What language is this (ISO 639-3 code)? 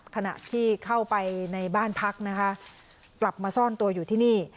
tha